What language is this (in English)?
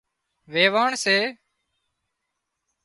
Wadiyara Koli